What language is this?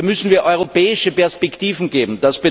German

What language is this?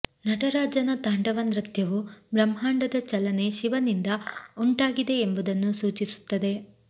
Kannada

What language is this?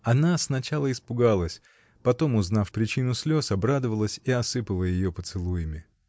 Russian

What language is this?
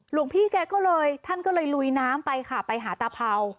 Thai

